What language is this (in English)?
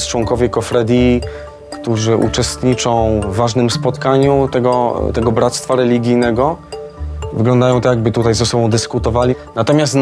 Polish